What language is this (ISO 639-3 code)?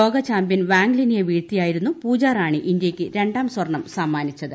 mal